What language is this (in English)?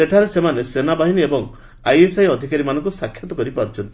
Odia